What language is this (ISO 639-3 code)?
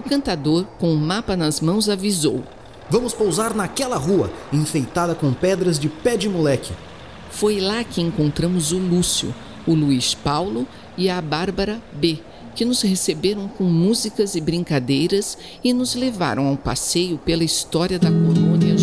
por